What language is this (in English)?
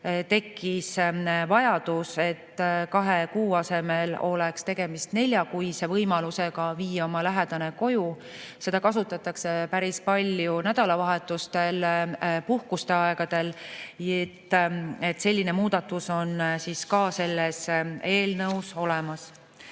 Estonian